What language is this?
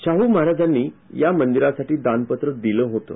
Marathi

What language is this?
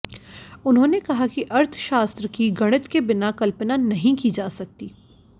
Hindi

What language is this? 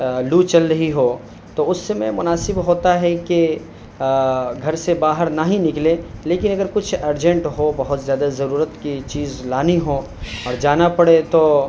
Urdu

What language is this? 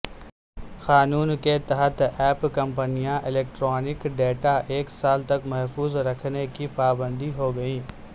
Urdu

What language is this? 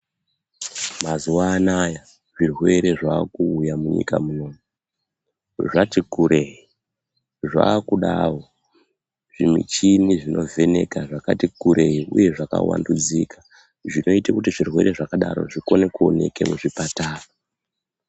Ndau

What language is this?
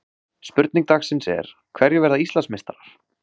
Icelandic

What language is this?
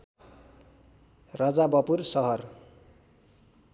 Nepali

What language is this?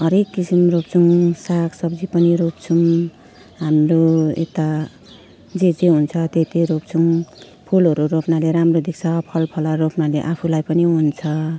Nepali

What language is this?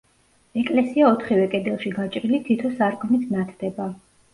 Georgian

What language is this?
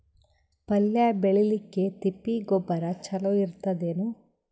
Kannada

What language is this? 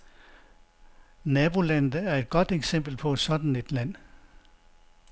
Danish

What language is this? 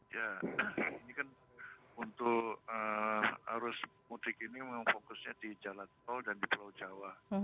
Indonesian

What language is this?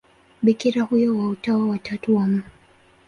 Swahili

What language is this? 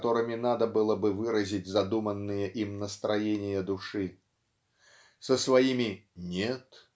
Russian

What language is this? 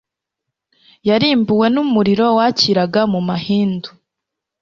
Kinyarwanda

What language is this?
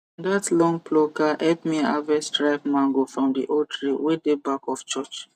Nigerian Pidgin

